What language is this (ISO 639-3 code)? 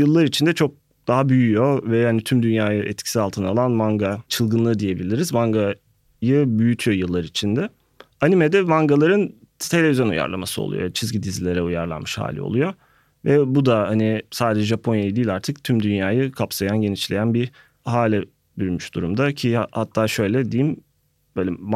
tur